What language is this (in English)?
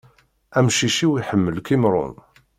Kabyle